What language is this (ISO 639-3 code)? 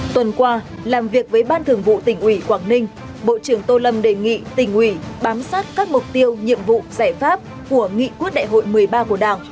vie